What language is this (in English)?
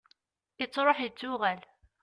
Kabyle